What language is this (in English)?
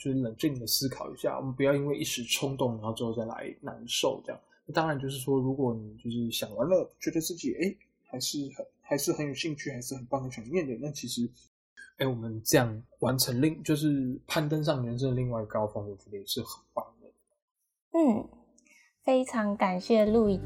Chinese